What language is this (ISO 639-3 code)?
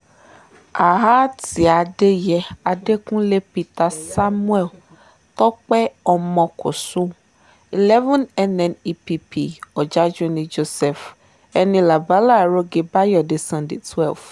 yor